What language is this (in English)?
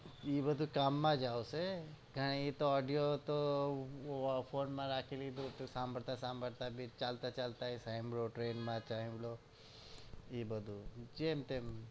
Gujarati